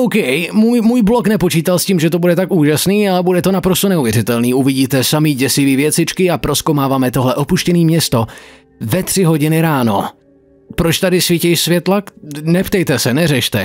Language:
Czech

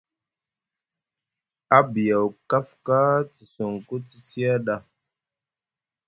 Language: Musgu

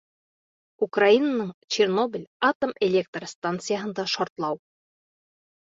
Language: Bashkir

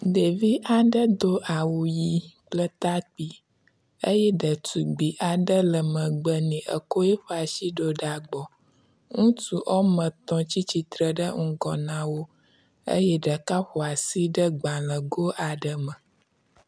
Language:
Ewe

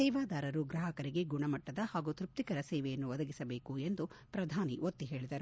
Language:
Kannada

